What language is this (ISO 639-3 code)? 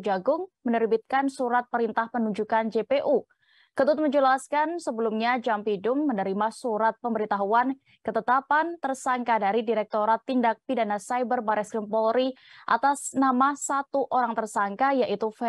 ind